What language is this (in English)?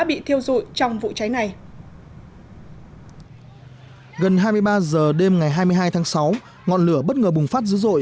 Vietnamese